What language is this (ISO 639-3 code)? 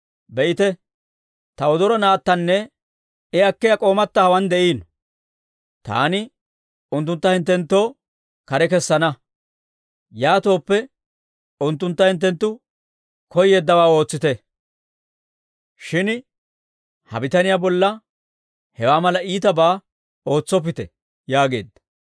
dwr